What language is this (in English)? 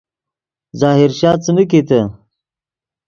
Yidgha